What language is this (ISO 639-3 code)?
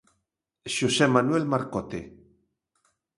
glg